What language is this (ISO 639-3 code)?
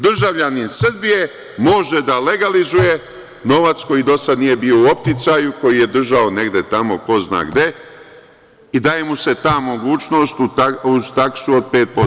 srp